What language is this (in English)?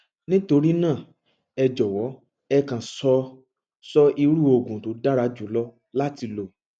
Yoruba